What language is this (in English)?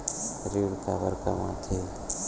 Chhattisgarhi